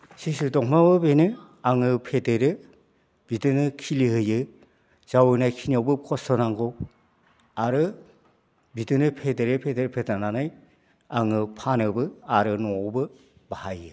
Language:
Bodo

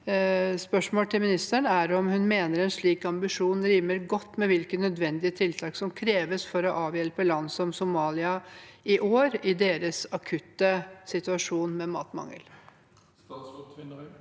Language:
Norwegian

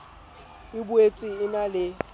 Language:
Southern Sotho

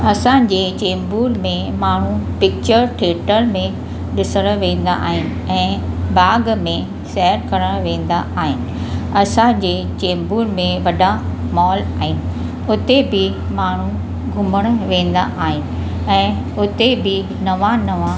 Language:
Sindhi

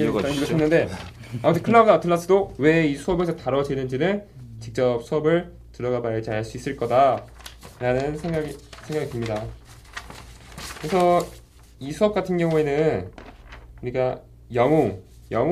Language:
Korean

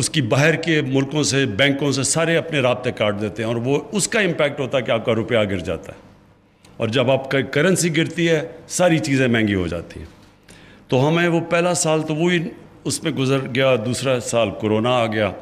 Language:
Hindi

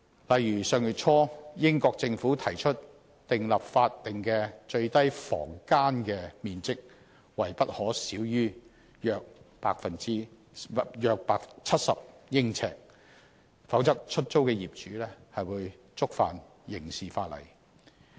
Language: Cantonese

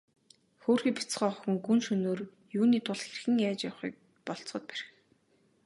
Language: Mongolian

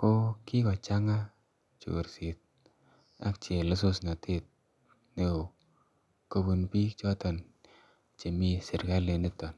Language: Kalenjin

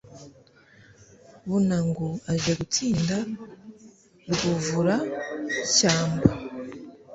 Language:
Kinyarwanda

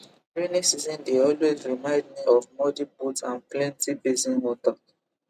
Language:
Nigerian Pidgin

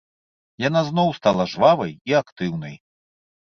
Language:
Belarusian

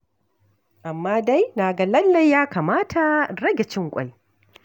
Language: Hausa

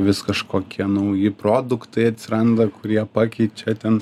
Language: Lithuanian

